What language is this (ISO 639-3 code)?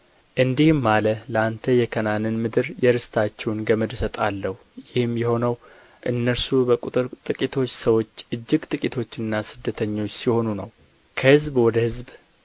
amh